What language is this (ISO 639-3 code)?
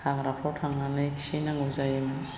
brx